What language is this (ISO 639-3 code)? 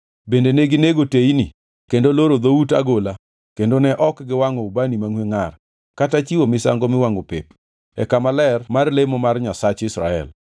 luo